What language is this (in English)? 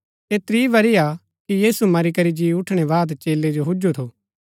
Gaddi